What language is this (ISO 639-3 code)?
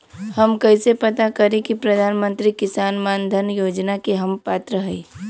bho